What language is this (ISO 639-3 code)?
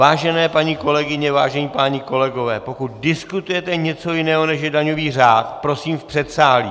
ces